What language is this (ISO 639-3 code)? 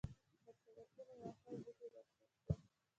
pus